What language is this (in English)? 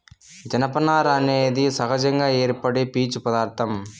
Telugu